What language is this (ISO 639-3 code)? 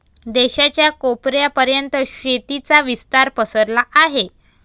mar